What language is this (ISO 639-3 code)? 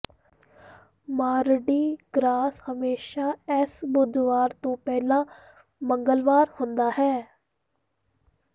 pan